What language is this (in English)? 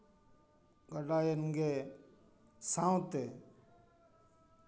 Santali